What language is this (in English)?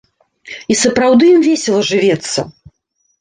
Belarusian